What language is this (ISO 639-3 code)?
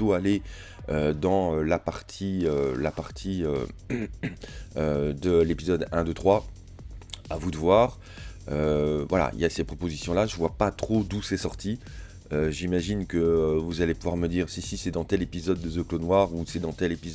fra